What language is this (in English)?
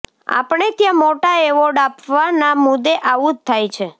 Gujarati